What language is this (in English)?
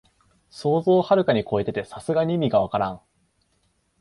Japanese